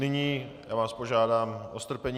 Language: Czech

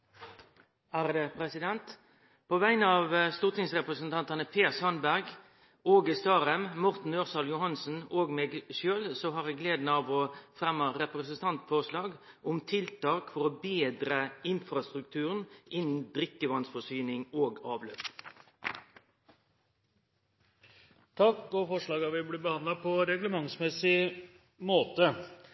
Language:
Norwegian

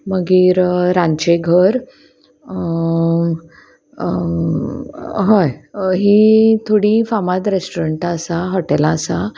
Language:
Konkani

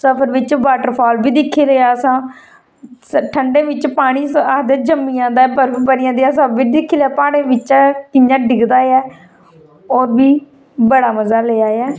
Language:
Dogri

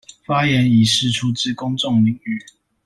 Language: Chinese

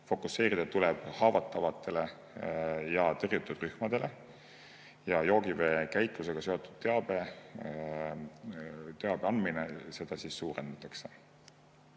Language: Estonian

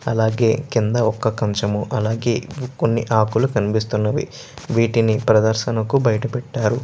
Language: Telugu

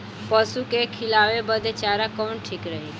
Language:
Bhojpuri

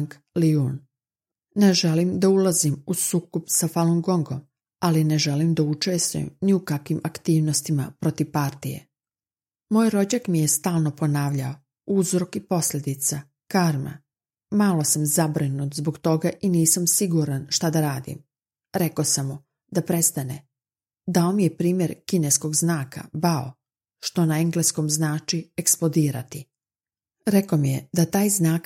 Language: Croatian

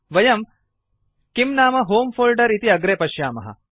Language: Sanskrit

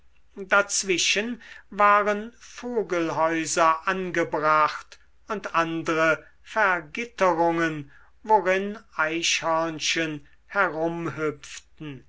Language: German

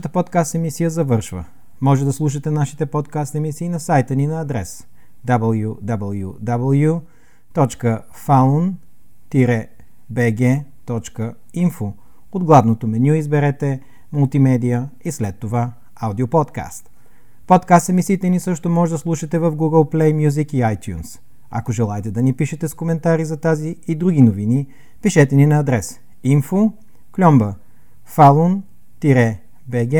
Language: Bulgarian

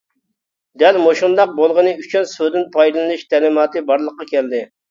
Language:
Uyghur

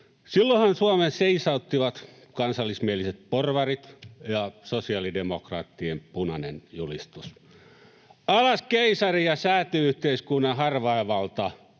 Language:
Finnish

